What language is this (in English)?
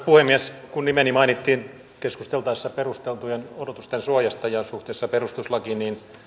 Finnish